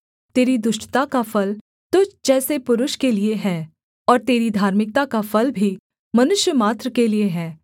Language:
Hindi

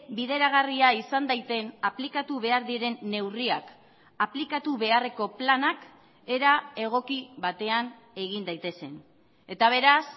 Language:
Basque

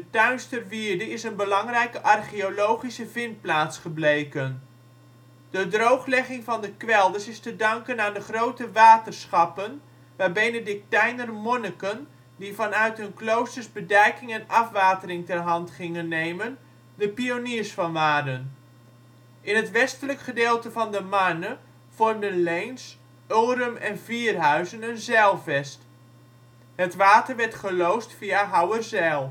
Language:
Dutch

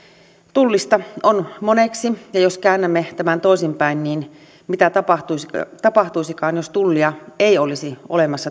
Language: Finnish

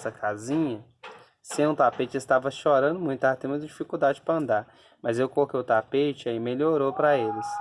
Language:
Portuguese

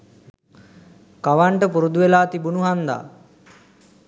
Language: Sinhala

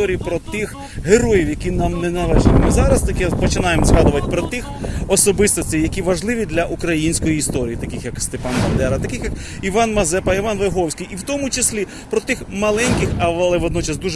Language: Ukrainian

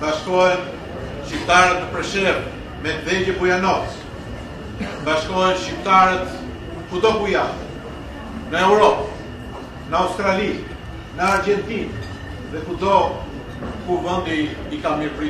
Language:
Romanian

